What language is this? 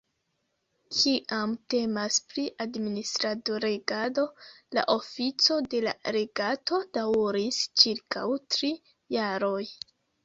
Esperanto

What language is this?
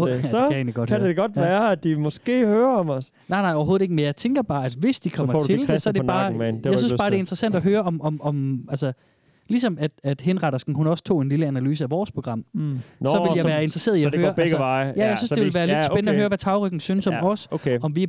Danish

